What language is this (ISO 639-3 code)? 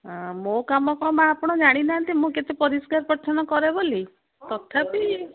ori